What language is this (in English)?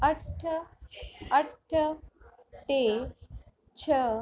Sindhi